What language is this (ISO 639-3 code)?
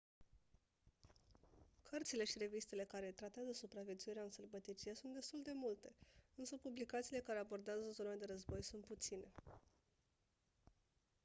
ron